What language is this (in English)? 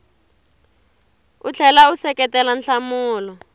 Tsonga